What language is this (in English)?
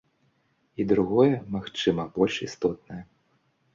Belarusian